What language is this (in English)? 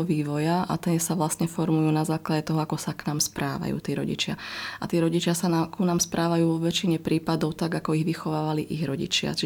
Slovak